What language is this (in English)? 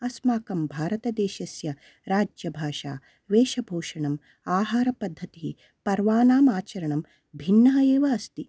Sanskrit